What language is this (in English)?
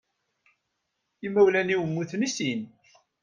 Kabyle